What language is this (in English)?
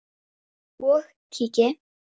Icelandic